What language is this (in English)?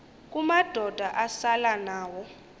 Xhosa